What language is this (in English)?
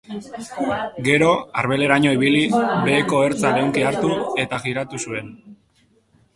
Basque